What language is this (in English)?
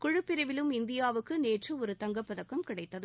Tamil